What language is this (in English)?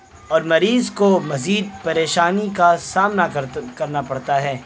Urdu